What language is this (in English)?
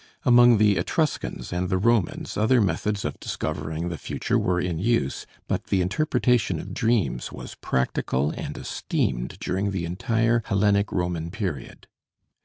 English